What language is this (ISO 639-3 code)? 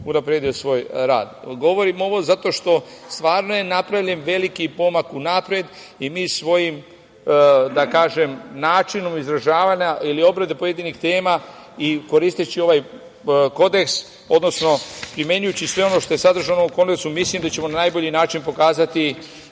srp